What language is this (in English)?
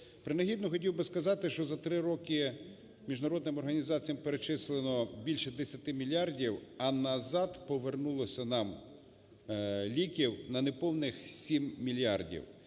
Ukrainian